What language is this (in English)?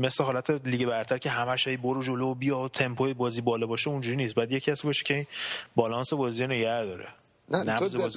Persian